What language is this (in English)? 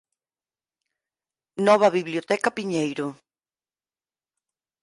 Galician